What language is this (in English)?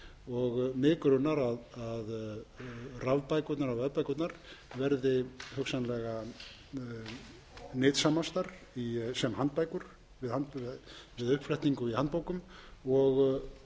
Icelandic